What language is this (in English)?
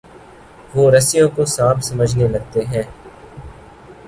Urdu